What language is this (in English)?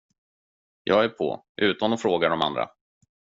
Swedish